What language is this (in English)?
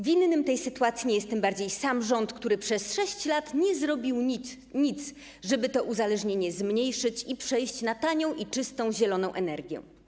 Polish